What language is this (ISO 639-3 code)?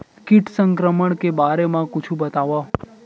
hne